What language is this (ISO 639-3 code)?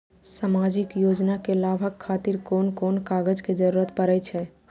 mai